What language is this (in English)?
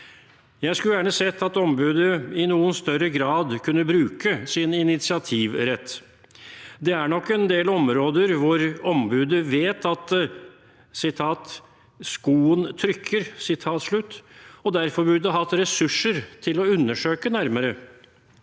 Norwegian